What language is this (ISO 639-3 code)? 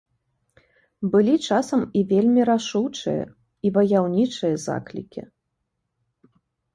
bel